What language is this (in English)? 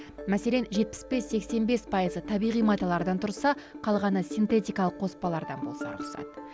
Kazakh